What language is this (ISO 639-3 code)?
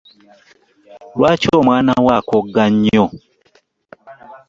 lug